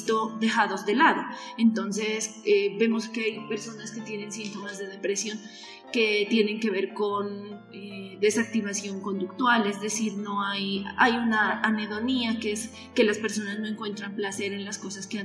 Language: Spanish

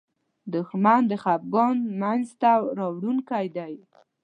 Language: Pashto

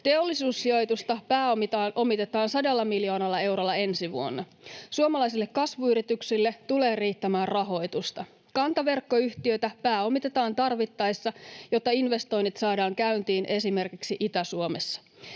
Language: Finnish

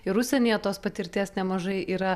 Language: Lithuanian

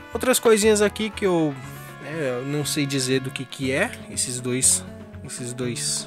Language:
Portuguese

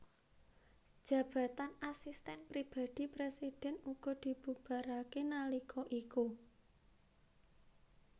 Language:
Javanese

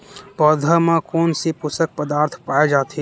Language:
Chhattisgarhi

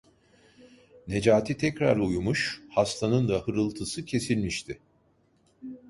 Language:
Turkish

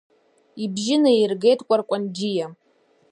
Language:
Abkhazian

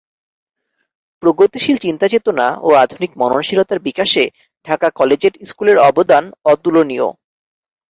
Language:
Bangla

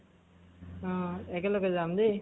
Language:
Assamese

